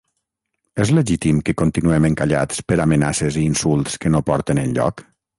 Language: Catalan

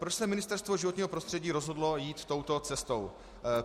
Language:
Czech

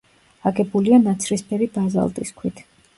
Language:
Georgian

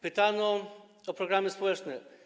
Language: Polish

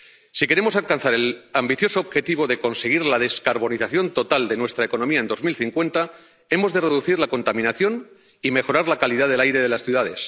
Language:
Spanish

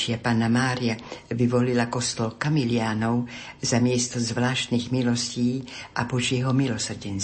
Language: Slovak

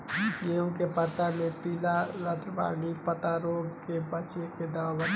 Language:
Bhojpuri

